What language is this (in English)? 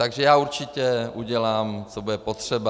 Czech